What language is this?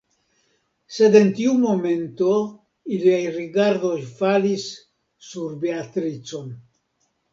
Esperanto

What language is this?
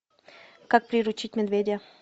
Russian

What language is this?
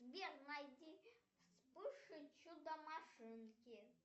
Russian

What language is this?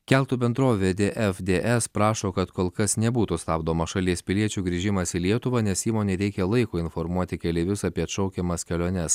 Lithuanian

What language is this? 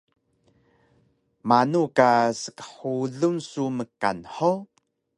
Taroko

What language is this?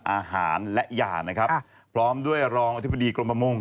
Thai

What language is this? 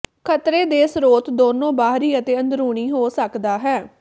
Punjabi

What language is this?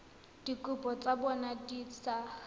Tswana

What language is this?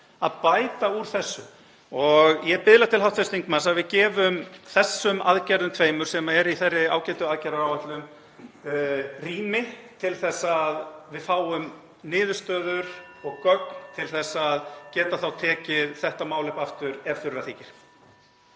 Icelandic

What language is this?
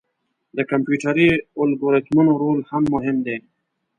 Pashto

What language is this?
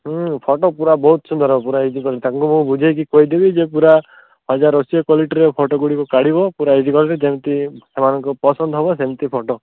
Odia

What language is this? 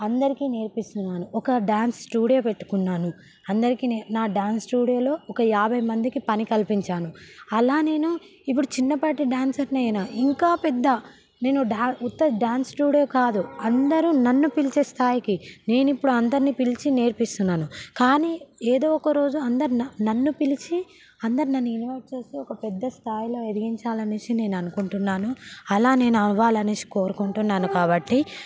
Telugu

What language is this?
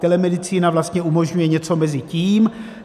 Czech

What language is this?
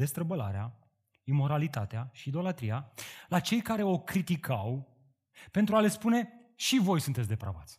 Romanian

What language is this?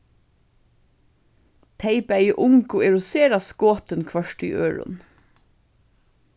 Faroese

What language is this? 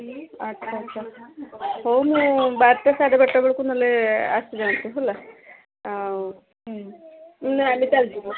Odia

